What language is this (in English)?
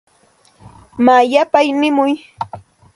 Santa Ana de Tusi Pasco Quechua